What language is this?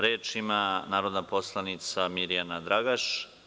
Serbian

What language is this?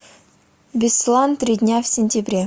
Russian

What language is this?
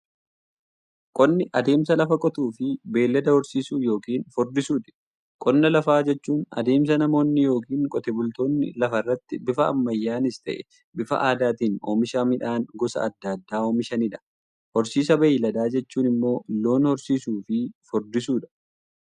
Oromo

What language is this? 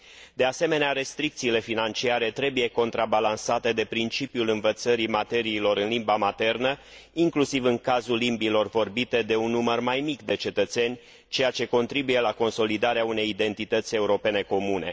Romanian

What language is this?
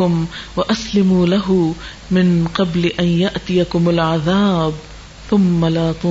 Urdu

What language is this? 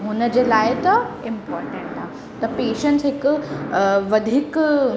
Sindhi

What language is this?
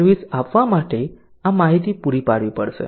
Gujarati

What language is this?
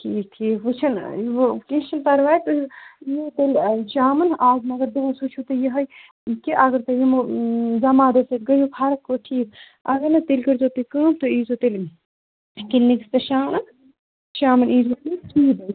Kashmiri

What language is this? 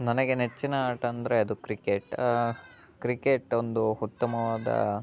Kannada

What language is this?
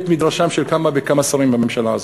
Hebrew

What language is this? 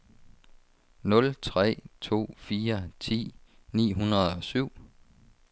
Danish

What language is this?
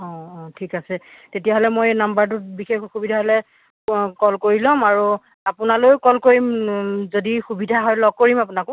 Assamese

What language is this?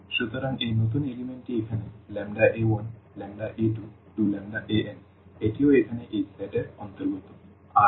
Bangla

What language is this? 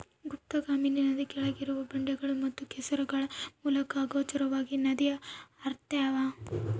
Kannada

